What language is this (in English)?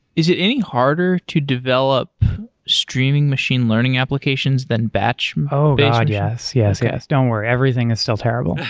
English